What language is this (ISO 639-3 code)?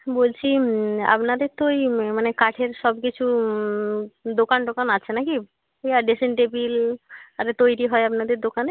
ben